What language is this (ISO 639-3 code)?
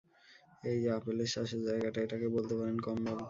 ben